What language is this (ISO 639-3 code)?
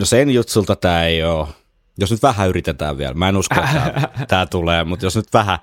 fin